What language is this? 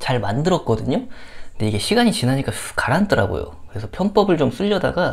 Korean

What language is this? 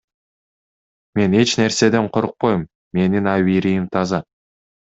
Kyrgyz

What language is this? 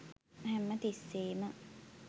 Sinhala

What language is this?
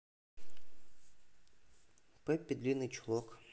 Russian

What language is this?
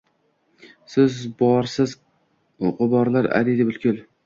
Uzbek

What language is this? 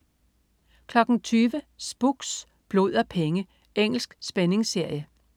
Danish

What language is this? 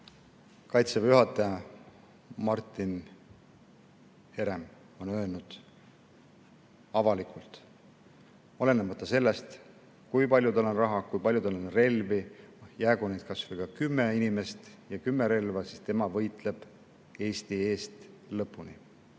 Estonian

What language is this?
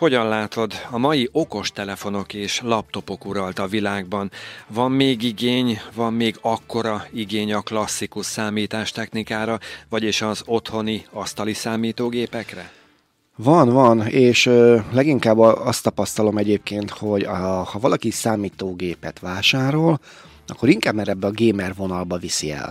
Hungarian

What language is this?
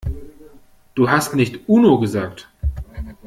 German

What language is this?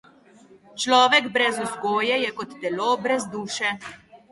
Slovenian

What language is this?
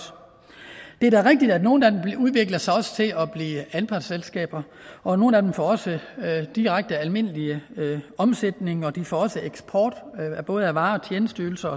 Danish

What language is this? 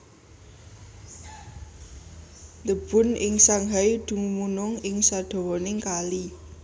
Javanese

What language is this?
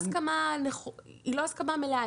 Hebrew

